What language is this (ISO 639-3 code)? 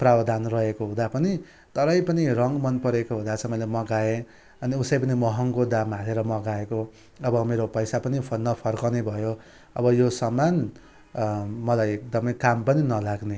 nep